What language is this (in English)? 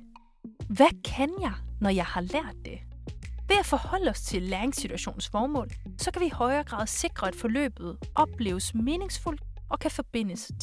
Danish